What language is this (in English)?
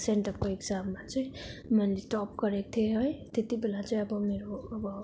Nepali